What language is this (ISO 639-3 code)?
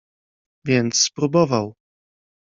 pol